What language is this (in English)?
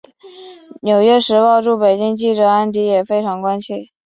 Chinese